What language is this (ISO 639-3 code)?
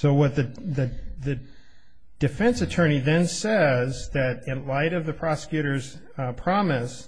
eng